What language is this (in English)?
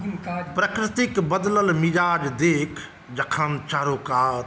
Maithili